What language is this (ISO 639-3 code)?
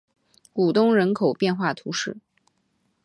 zho